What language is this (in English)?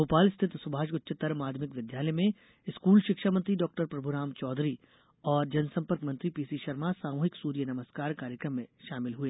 Hindi